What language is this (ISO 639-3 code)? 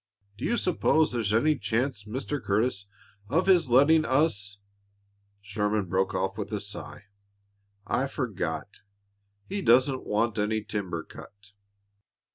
eng